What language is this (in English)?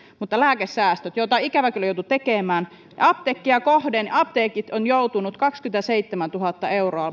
Finnish